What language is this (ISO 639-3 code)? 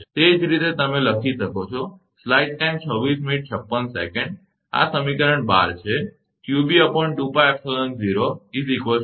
guj